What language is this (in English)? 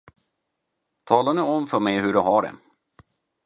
Swedish